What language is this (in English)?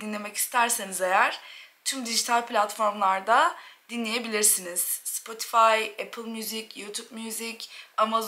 Turkish